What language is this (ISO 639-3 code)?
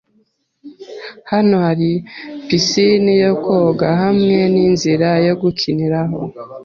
kin